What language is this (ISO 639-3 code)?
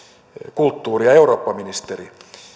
fin